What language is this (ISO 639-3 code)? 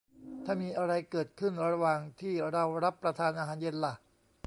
tha